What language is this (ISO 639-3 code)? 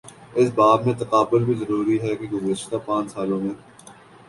urd